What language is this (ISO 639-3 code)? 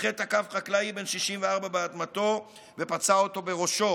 heb